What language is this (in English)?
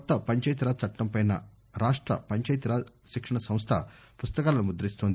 Telugu